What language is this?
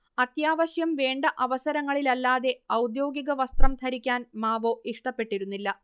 Malayalam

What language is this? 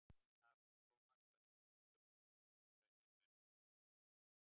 Icelandic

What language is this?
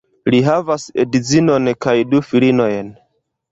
Esperanto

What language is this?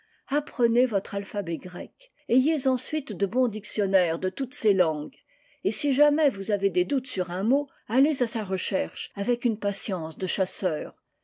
French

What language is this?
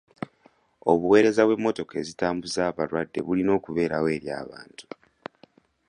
Ganda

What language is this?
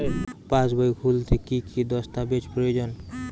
Bangla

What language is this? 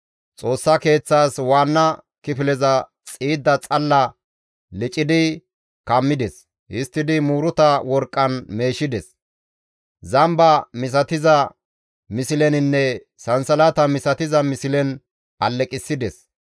Gamo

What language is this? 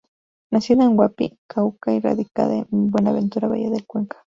Spanish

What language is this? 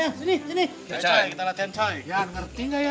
Indonesian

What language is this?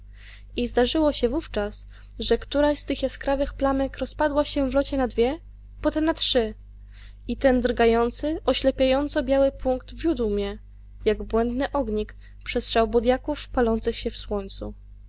Polish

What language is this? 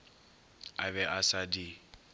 Northern Sotho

